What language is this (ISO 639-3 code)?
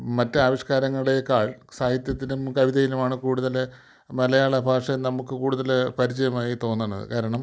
mal